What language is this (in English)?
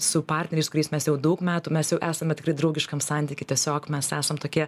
Lithuanian